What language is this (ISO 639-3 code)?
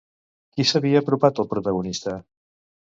cat